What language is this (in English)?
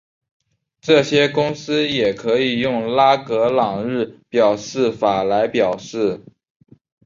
Chinese